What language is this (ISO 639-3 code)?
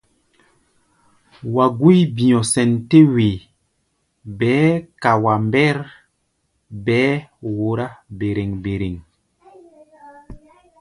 gba